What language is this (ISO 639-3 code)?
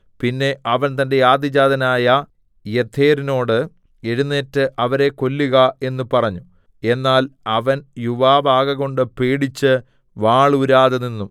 mal